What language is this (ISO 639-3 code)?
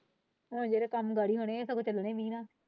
pan